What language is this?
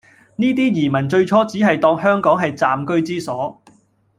Cantonese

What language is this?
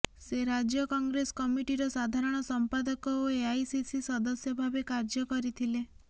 Odia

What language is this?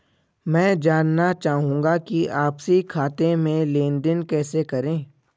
Hindi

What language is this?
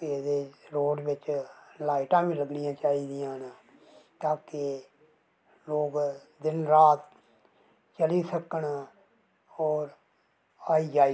Dogri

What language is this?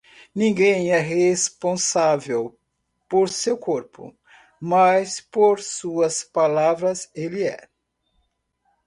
Portuguese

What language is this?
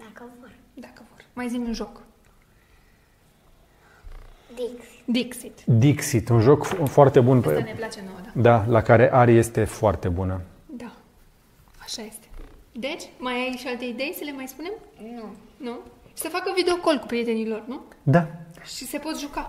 Romanian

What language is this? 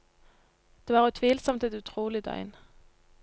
Norwegian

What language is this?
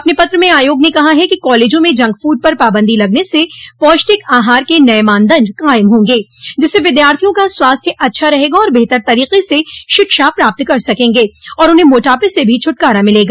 Hindi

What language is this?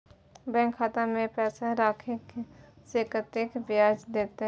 Maithili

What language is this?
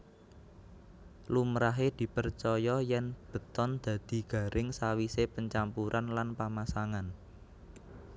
Javanese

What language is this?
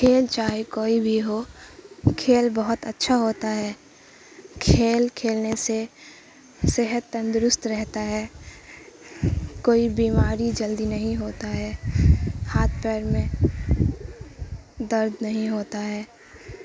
Urdu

